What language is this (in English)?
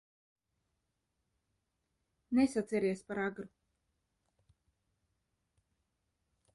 Latvian